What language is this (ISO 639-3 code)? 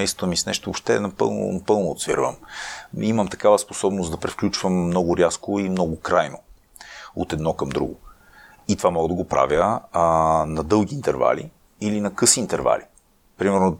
bul